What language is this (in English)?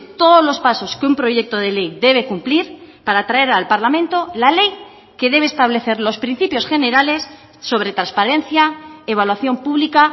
Spanish